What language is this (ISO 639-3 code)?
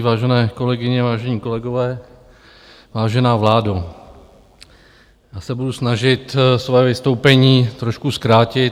ces